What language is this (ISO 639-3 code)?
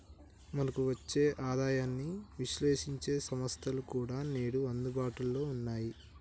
tel